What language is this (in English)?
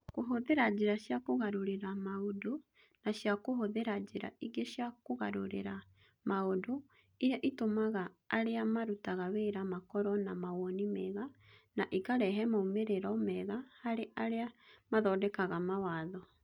Kikuyu